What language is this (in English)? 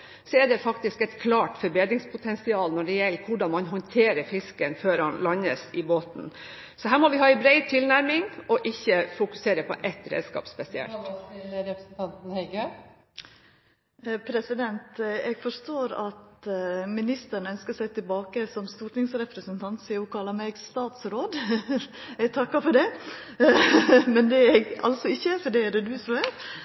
Norwegian